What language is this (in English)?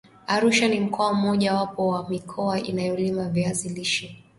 Swahili